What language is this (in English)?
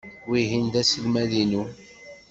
Kabyle